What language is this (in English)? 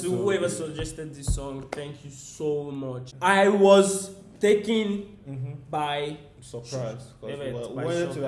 Turkish